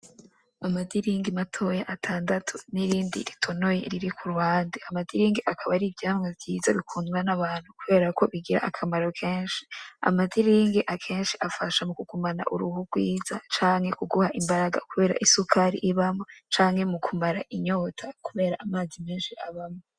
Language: Rundi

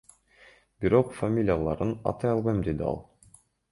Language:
Kyrgyz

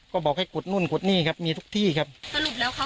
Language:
Thai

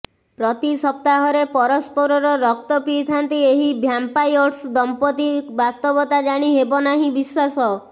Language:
Odia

